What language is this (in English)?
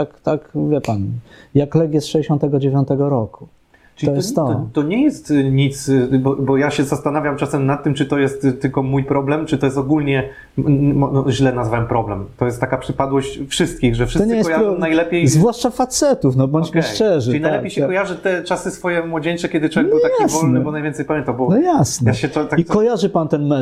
Polish